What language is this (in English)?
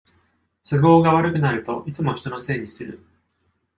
Japanese